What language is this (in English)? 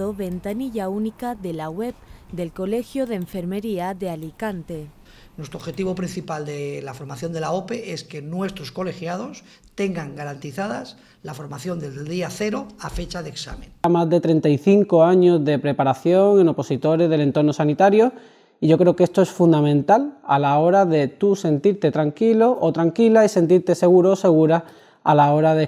Spanish